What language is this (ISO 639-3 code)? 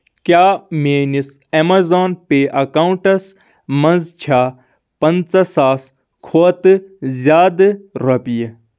kas